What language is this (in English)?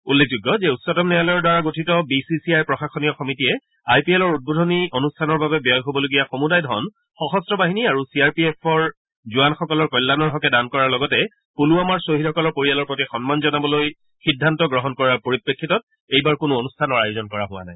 Assamese